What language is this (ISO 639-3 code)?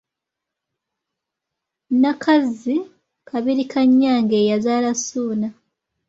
lug